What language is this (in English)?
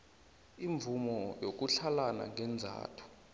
South Ndebele